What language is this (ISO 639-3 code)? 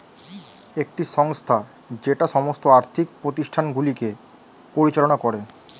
ben